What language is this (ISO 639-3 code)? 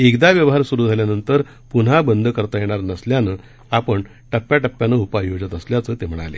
mar